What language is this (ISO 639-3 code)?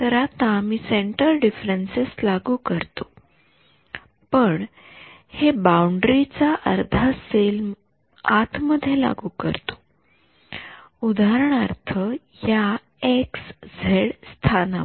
mar